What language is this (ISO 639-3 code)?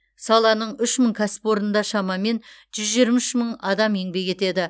kaz